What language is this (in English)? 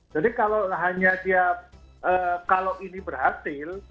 Indonesian